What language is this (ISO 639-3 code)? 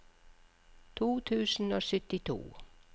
nor